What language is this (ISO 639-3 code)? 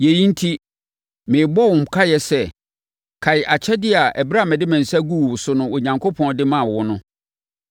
aka